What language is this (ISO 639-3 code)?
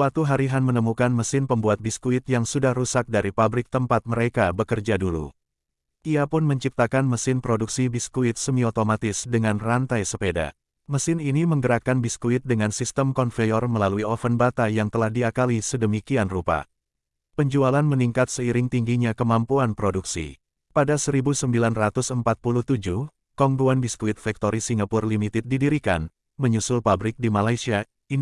ind